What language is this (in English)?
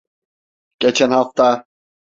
Turkish